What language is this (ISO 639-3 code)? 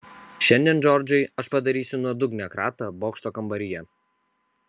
lit